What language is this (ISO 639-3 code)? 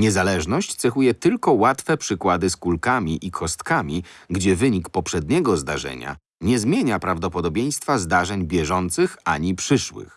pol